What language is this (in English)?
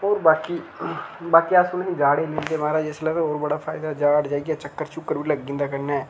Dogri